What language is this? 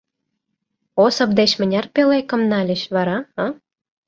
Mari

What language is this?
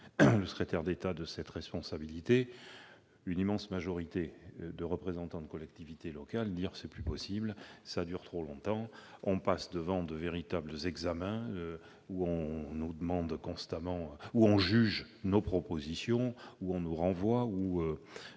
French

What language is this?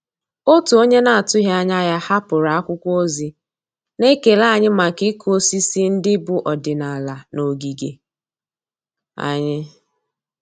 Igbo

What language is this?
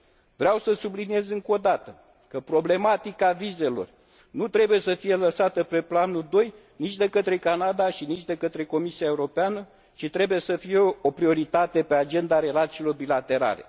Romanian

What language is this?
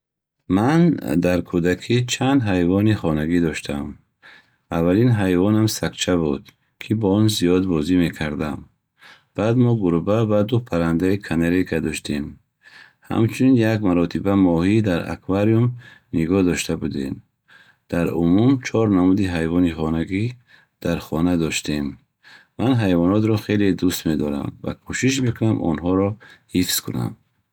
Bukharic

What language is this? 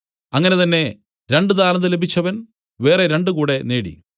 Malayalam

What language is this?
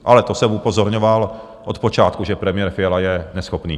Czech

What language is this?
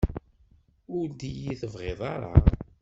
Kabyle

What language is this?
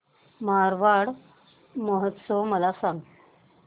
Marathi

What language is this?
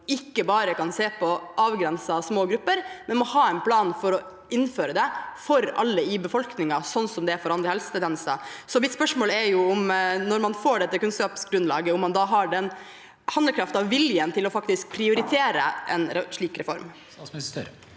Norwegian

